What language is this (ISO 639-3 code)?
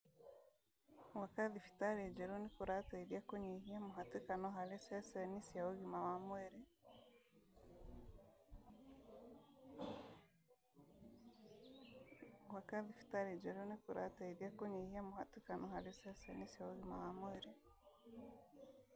kik